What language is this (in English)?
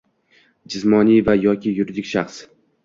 Uzbek